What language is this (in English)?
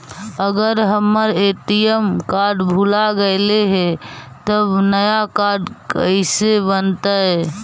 Magahi